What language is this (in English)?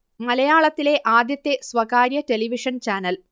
Malayalam